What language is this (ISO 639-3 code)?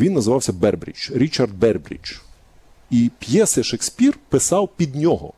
ukr